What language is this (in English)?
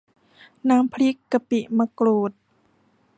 Thai